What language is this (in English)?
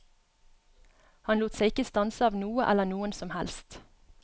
Norwegian